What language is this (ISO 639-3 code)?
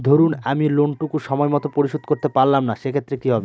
ben